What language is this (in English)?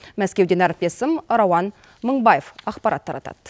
Kazakh